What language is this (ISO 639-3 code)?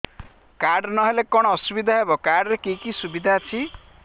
ori